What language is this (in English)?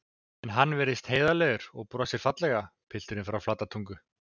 Icelandic